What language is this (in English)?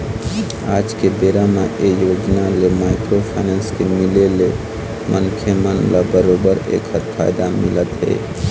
Chhattisgarhi